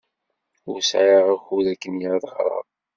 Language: Kabyle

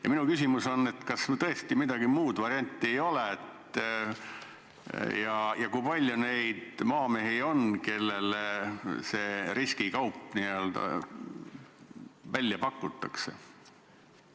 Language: Estonian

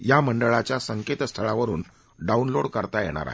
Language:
Marathi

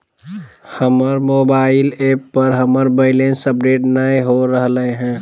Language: Magahi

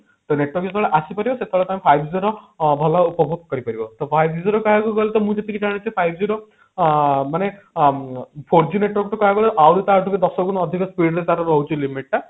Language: Odia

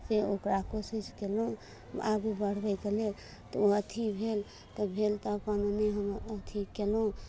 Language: Maithili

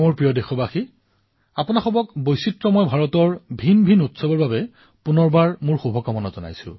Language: Assamese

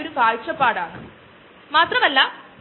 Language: Malayalam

